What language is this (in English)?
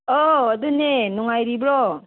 Manipuri